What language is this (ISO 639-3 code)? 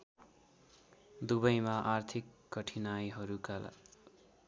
nep